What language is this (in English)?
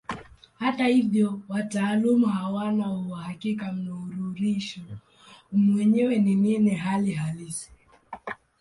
Swahili